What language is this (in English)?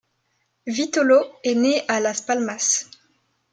French